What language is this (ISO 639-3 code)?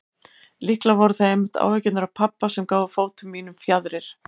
isl